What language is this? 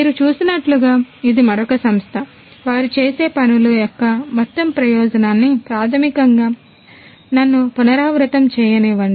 Telugu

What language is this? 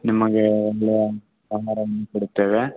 Kannada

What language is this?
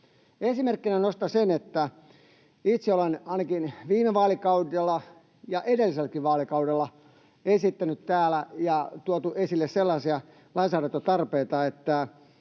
Finnish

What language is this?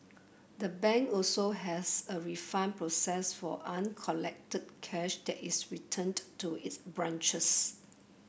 English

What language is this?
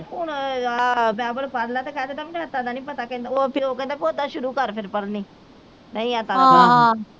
Punjabi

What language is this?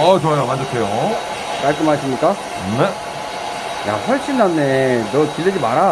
Korean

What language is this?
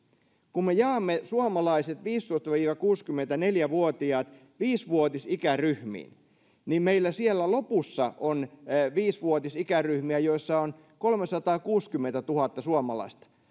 Finnish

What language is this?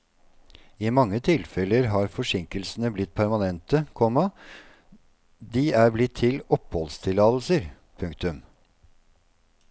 Norwegian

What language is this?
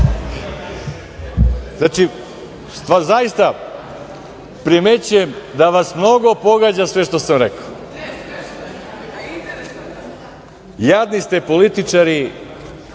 Serbian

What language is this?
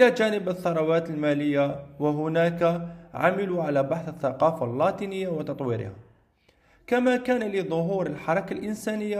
Arabic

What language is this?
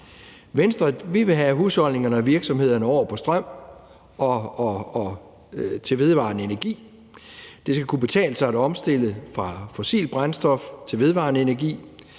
Danish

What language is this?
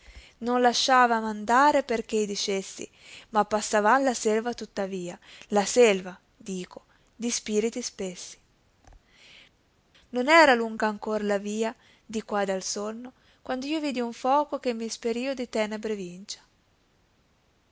Italian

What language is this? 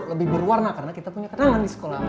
Indonesian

